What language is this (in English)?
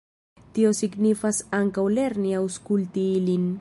Esperanto